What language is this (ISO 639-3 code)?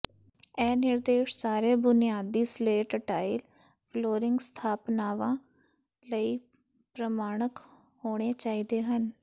pan